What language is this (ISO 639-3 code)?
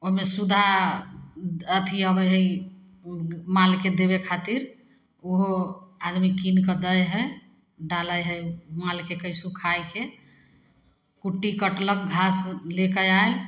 mai